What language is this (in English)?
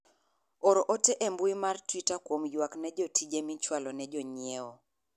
Luo (Kenya and Tanzania)